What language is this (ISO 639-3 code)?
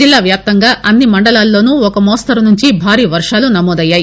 tel